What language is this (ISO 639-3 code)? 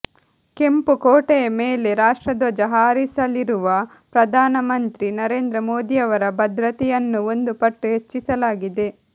kan